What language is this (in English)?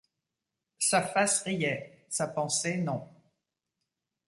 French